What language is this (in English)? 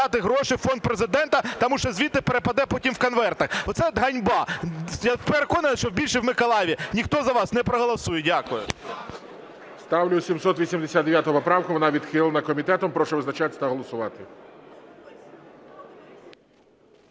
Ukrainian